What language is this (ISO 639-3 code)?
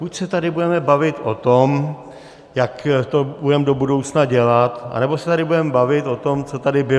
ces